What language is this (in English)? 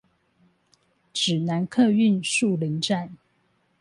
Chinese